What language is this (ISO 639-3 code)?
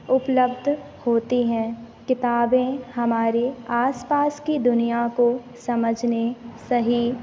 hin